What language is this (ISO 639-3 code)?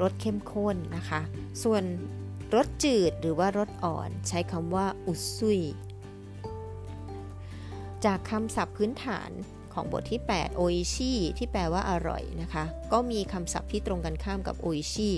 tha